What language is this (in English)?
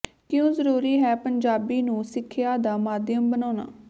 Punjabi